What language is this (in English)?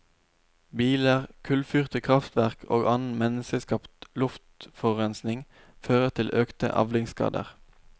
Norwegian